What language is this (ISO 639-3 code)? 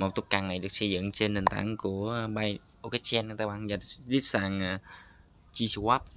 vie